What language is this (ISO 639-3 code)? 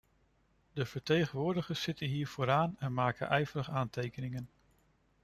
nld